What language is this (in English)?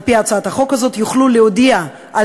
Hebrew